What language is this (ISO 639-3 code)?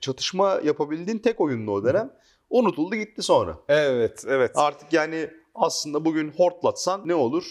tur